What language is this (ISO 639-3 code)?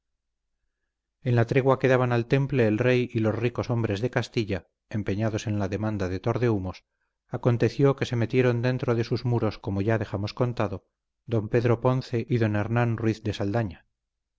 spa